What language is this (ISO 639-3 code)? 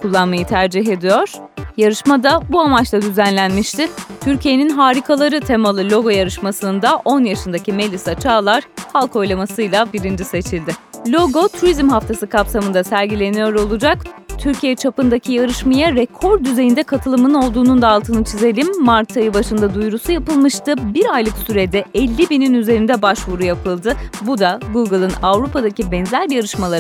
tur